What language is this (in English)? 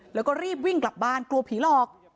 Thai